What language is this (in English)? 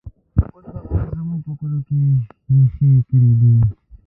Pashto